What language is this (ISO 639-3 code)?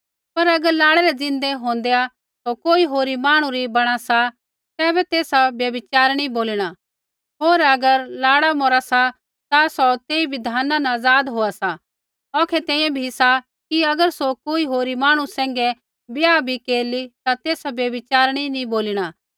kfx